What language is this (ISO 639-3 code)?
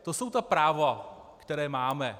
ces